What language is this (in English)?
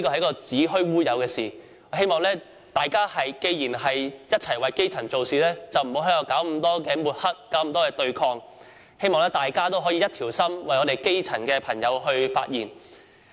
Cantonese